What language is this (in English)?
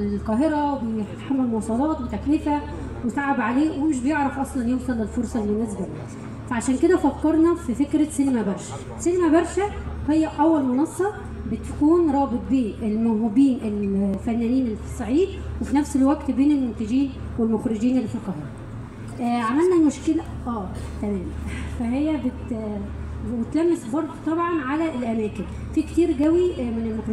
Arabic